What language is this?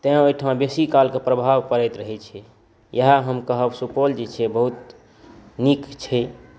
Maithili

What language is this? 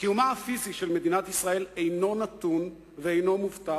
Hebrew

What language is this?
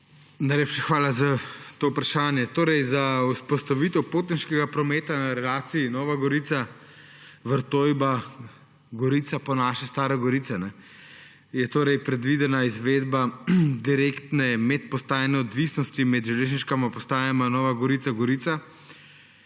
Slovenian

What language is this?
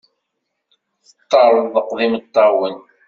Kabyle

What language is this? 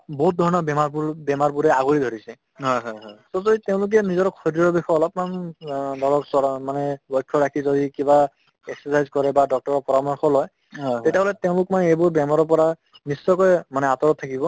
Assamese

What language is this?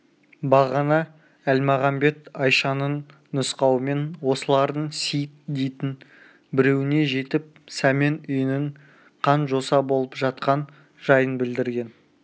Kazakh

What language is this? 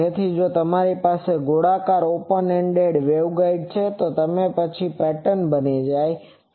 Gujarati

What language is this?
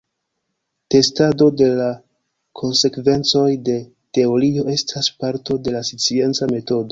Esperanto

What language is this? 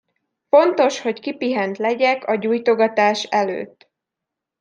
Hungarian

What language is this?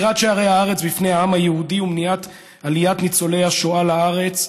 Hebrew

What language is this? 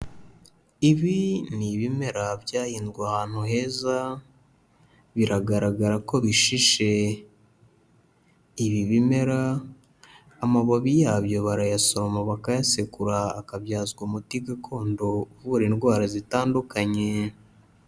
Kinyarwanda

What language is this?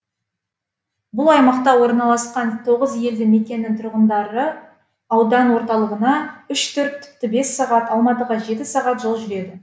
Kazakh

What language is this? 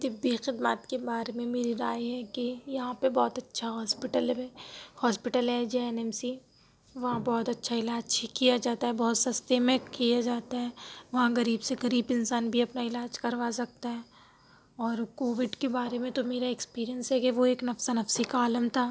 Urdu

